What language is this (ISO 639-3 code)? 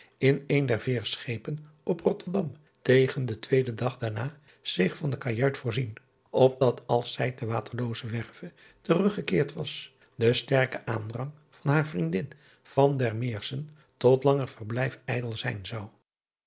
nld